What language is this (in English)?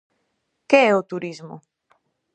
Galician